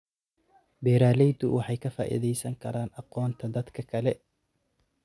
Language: Somali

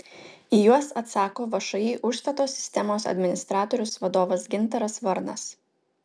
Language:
Lithuanian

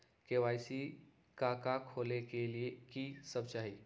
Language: Magahi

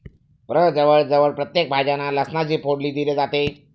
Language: Marathi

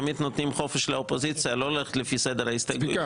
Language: Hebrew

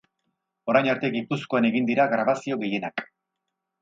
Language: Basque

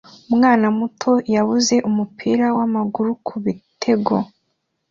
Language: Kinyarwanda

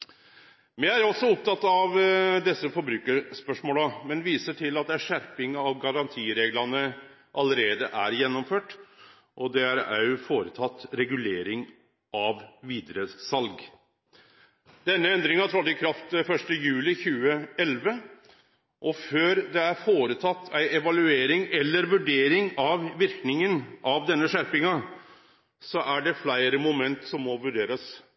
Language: Norwegian Nynorsk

